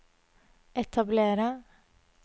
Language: Norwegian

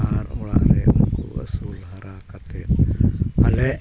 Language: Santali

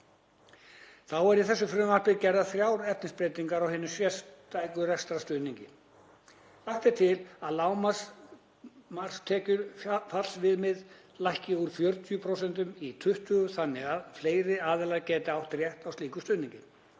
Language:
Icelandic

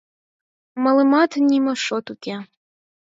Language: Mari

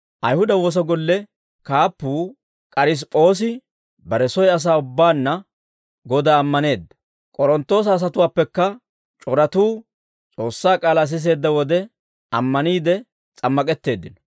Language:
Dawro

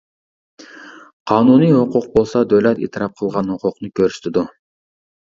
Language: Uyghur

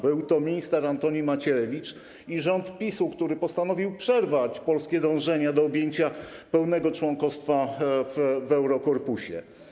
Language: Polish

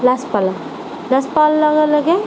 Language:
Assamese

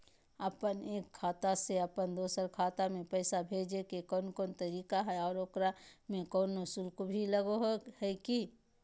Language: Magahi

